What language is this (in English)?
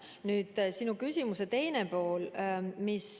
Estonian